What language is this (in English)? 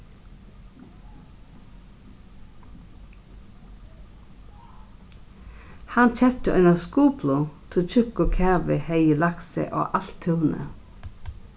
Faroese